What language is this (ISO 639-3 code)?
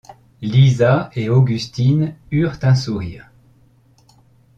fra